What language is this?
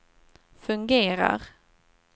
Swedish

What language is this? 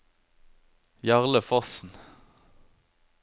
Norwegian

